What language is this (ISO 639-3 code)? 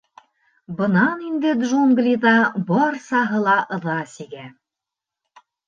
bak